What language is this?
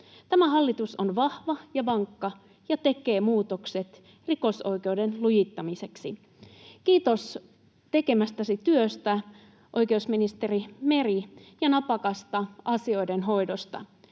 Finnish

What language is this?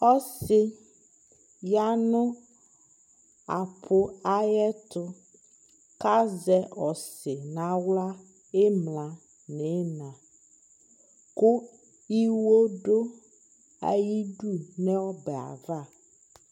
Ikposo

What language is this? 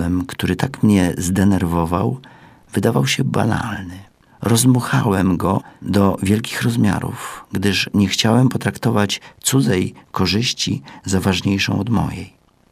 Polish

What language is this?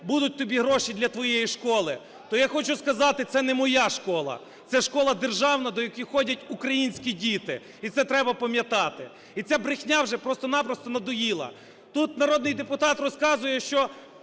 Ukrainian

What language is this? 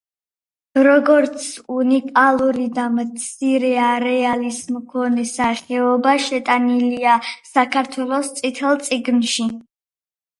Georgian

